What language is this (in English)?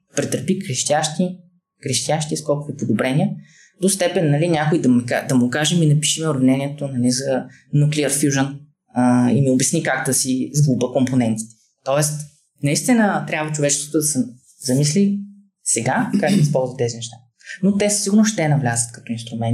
Bulgarian